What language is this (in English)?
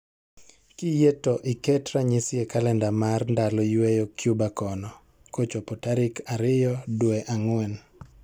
Luo (Kenya and Tanzania)